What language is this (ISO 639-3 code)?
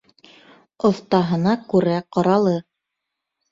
bak